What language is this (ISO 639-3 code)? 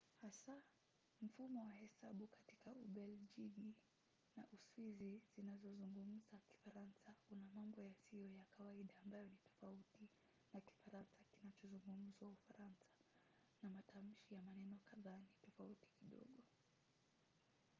swa